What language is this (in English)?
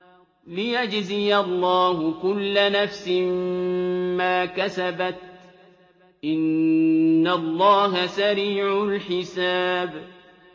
Arabic